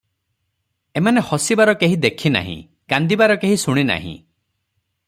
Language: Odia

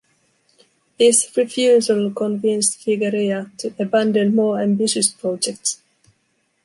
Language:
English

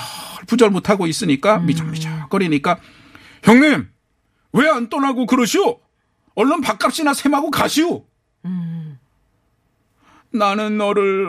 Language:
Korean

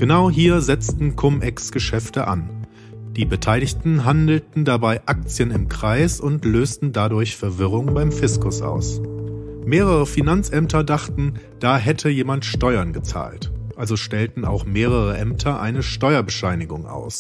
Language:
German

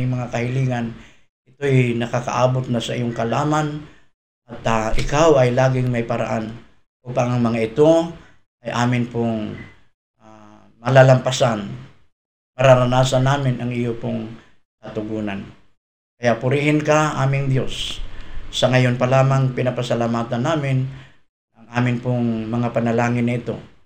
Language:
Filipino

